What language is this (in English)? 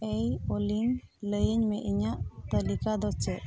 Santali